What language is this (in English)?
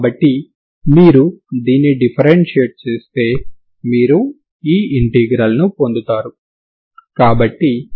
Telugu